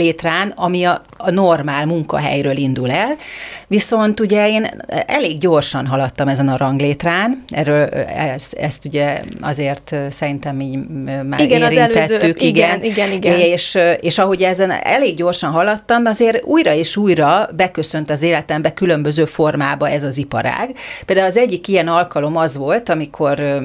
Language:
Hungarian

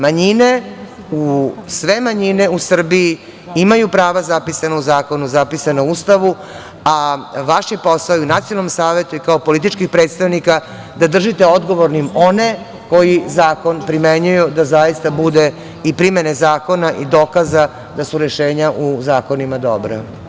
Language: Serbian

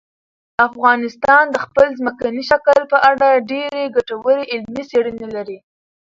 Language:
Pashto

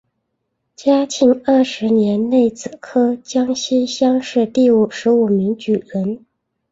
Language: Chinese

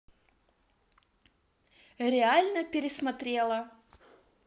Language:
Russian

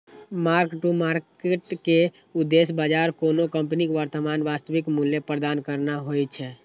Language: Maithili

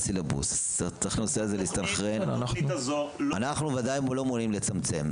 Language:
Hebrew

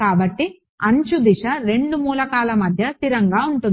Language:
Telugu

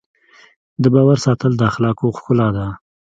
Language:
Pashto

